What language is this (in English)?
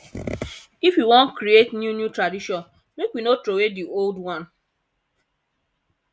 Nigerian Pidgin